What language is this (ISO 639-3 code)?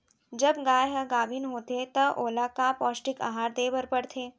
hne